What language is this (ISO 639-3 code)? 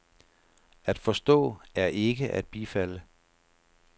dan